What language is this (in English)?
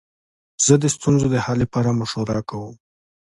Pashto